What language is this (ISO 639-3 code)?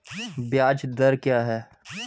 hin